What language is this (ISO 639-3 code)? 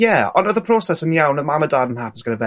cym